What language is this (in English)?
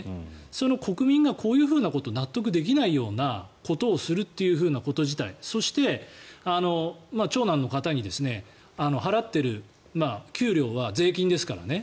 Japanese